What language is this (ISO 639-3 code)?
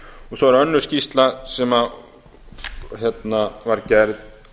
isl